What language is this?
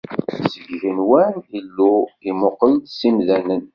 Kabyle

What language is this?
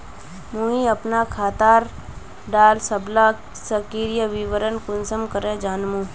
Magahi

